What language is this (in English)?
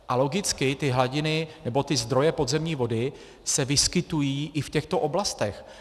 Czech